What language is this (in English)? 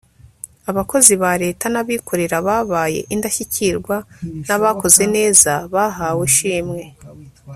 Kinyarwanda